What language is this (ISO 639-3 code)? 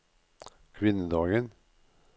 nor